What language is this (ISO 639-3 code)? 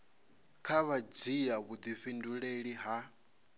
ven